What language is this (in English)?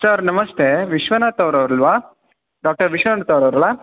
Kannada